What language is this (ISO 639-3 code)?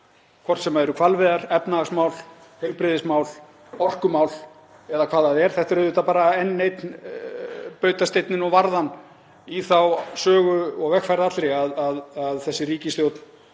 isl